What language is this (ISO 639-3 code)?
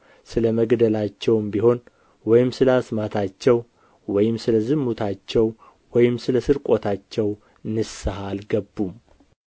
amh